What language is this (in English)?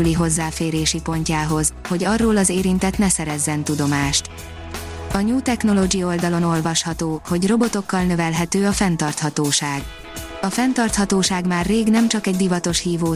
Hungarian